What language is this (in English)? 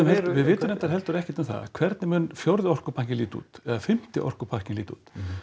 Icelandic